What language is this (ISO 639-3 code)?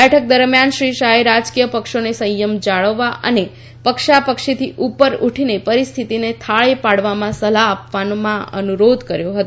guj